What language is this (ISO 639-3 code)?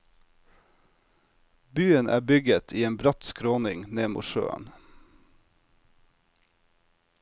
nor